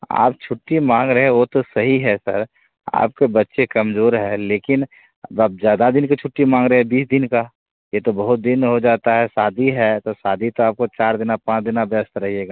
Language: Hindi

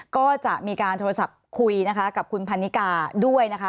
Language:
Thai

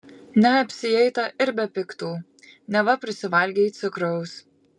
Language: Lithuanian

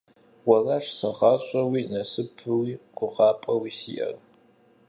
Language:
Kabardian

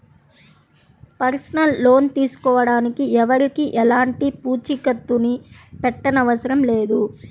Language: Telugu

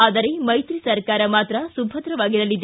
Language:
Kannada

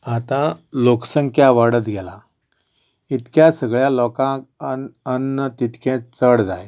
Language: Konkani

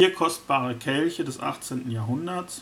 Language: German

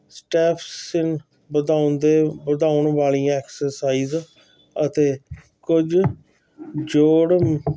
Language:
Punjabi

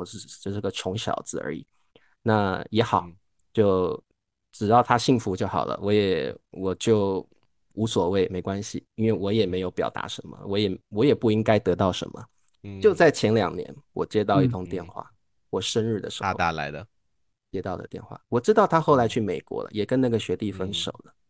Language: Chinese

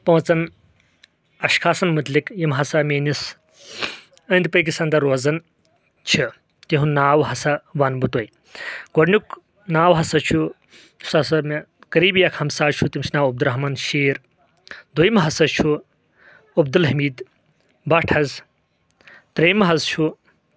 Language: Kashmiri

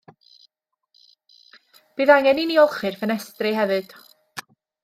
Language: Welsh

